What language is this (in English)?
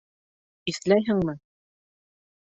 Bashkir